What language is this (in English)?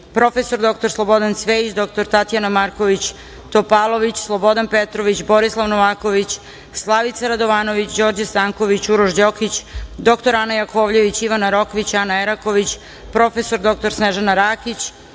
Serbian